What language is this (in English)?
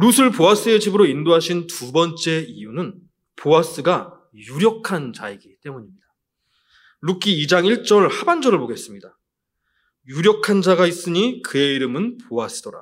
Korean